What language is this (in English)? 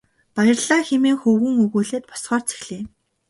Mongolian